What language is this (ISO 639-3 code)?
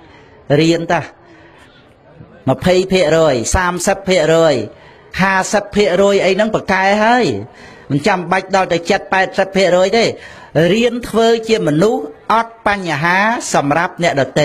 tha